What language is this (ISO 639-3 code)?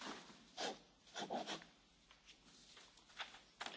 hun